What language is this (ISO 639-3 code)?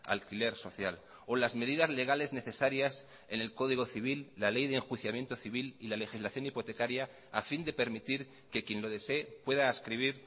spa